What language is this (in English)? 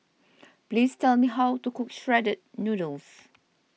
English